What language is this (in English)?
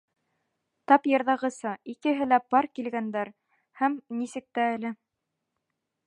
Bashkir